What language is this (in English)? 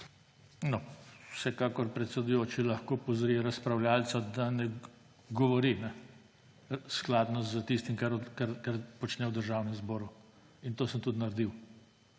Slovenian